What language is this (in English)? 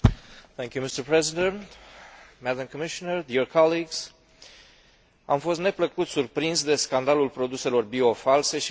Romanian